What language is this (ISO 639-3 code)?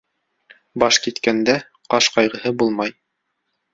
bak